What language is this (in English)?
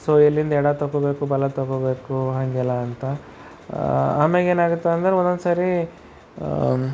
Kannada